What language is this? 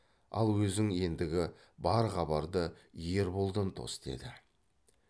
Kazakh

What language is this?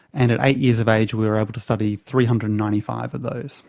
English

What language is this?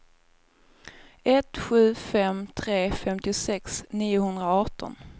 Swedish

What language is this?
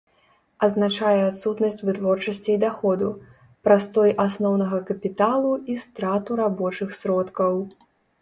Belarusian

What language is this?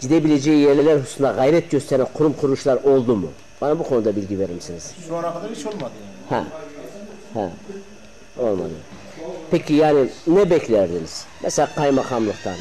Turkish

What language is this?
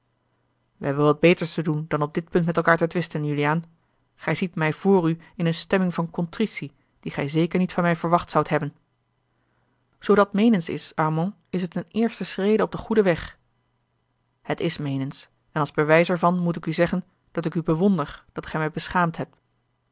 Dutch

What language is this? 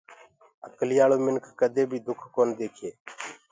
Gurgula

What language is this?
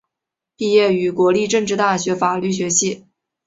Chinese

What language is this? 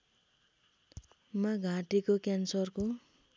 Nepali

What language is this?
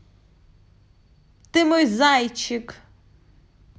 Russian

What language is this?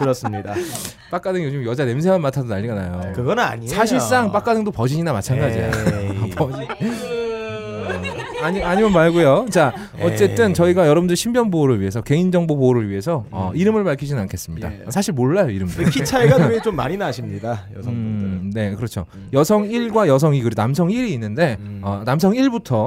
Korean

